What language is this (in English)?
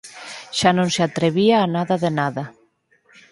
Galician